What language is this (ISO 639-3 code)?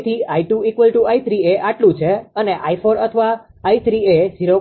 guj